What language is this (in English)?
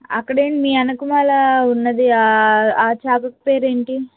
Telugu